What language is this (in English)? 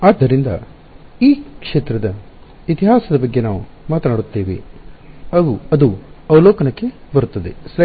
Kannada